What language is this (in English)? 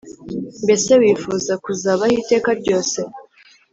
Kinyarwanda